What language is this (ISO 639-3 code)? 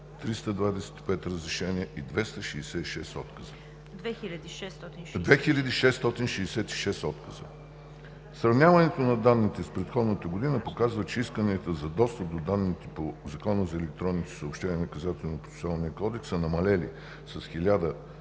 bul